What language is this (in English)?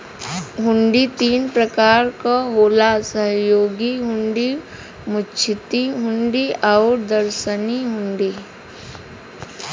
Bhojpuri